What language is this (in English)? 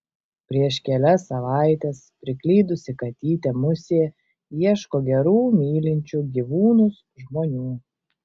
Lithuanian